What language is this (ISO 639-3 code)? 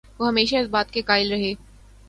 urd